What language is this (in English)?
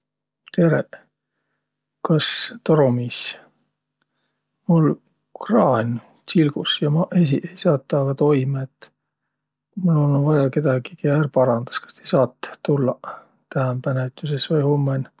Võro